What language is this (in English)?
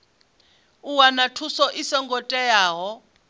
Venda